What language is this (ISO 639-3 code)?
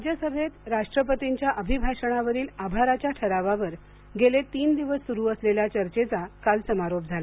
mar